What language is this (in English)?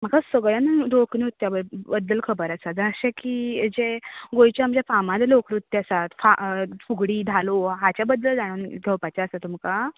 Konkani